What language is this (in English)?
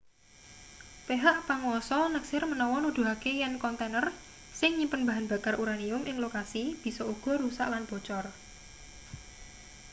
Javanese